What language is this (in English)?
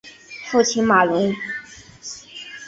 Chinese